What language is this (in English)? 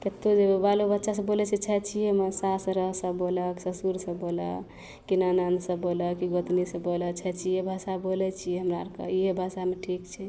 Maithili